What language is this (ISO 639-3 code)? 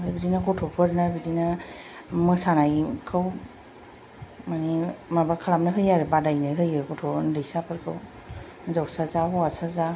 brx